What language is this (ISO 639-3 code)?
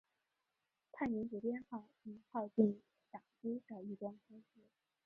zho